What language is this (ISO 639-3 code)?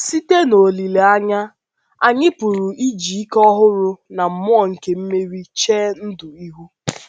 ibo